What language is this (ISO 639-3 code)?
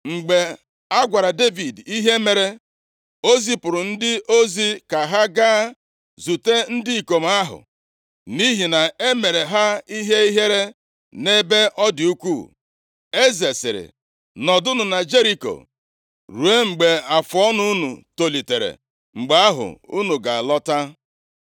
ibo